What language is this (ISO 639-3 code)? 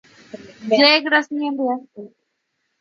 grn